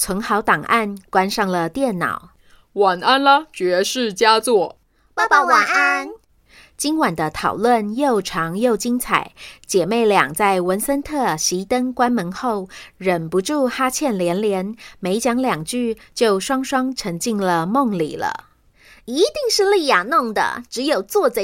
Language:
Chinese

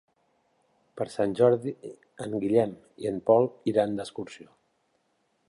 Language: Catalan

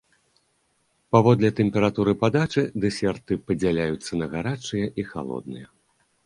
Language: Belarusian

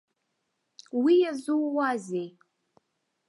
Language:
Abkhazian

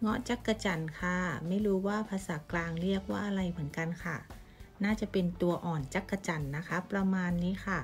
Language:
Thai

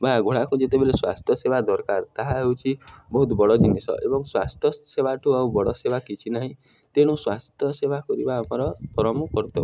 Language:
Odia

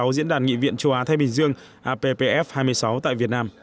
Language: Vietnamese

